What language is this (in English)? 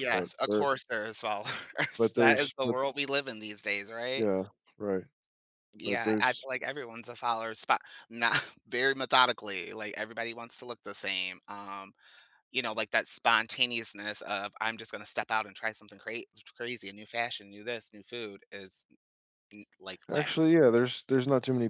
English